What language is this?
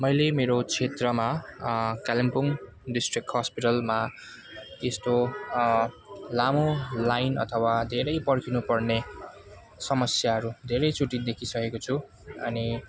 Nepali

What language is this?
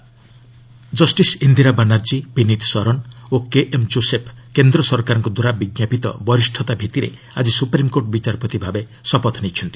Odia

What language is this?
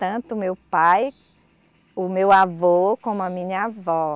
Portuguese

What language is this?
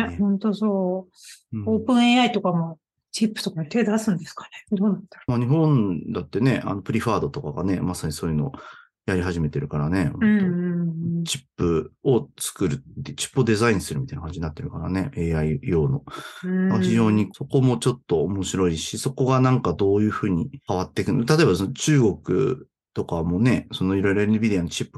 Japanese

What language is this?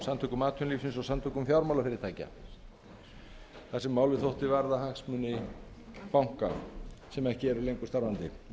Icelandic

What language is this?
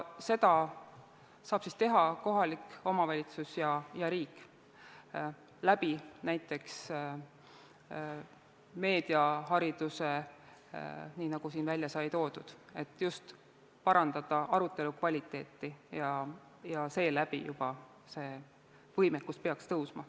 Estonian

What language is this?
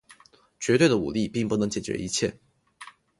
Chinese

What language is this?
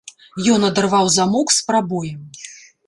Belarusian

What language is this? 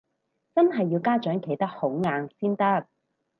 Cantonese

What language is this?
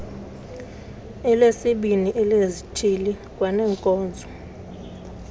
Xhosa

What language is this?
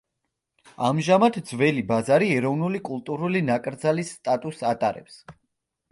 Georgian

